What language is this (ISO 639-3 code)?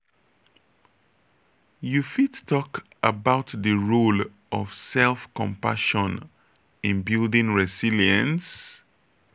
pcm